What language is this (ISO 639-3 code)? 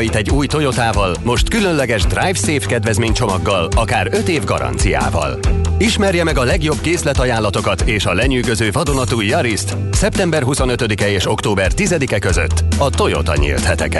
hun